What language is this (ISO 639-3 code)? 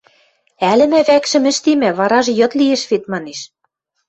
mrj